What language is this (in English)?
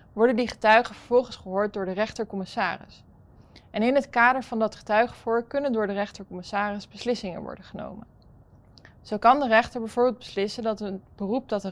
Dutch